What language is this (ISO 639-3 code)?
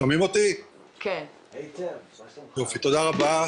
heb